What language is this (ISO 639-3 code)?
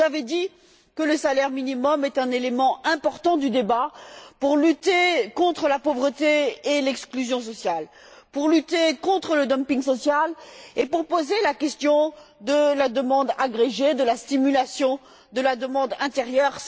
fra